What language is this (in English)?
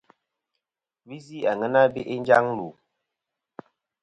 Kom